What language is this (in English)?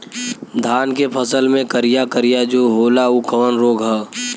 Bhojpuri